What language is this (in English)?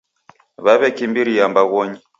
Taita